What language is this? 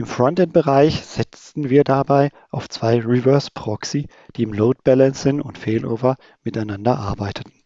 German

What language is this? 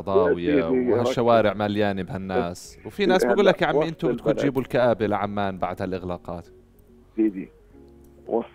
Arabic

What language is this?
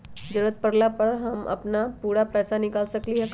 Magahi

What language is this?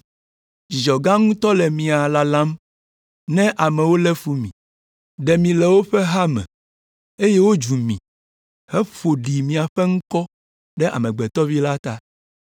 Ewe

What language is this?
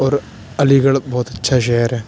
Urdu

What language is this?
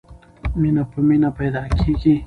Pashto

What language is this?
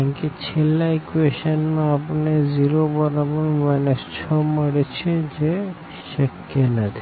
Gujarati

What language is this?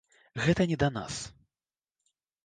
Belarusian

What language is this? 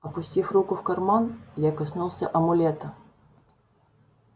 Russian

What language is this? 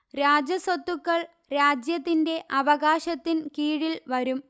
Malayalam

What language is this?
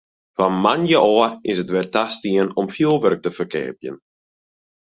Western Frisian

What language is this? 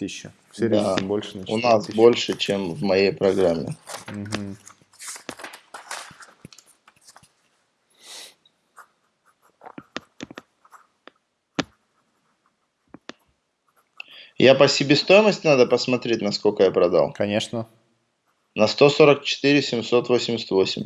Russian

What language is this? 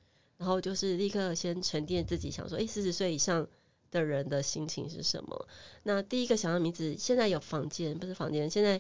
Chinese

